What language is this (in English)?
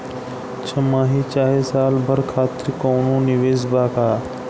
Bhojpuri